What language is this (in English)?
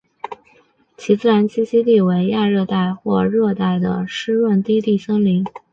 Chinese